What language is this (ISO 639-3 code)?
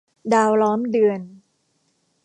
tha